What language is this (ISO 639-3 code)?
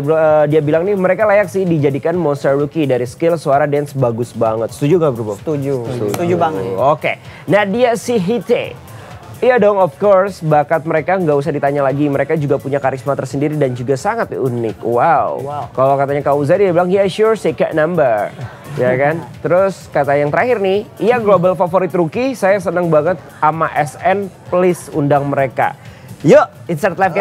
ind